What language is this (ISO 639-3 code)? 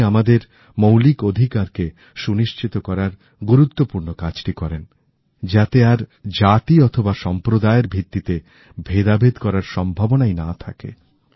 ben